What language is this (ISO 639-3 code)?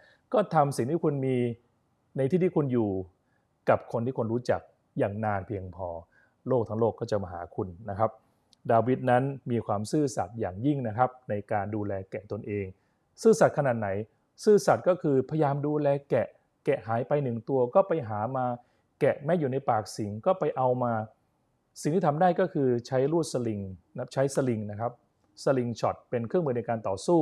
tha